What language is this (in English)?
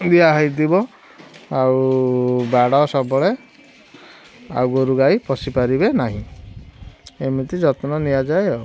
Odia